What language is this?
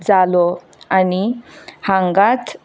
Konkani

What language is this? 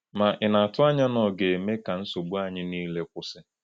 Igbo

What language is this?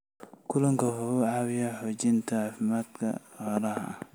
Somali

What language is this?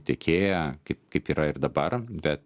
Lithuanian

